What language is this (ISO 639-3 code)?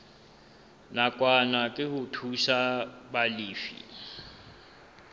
sot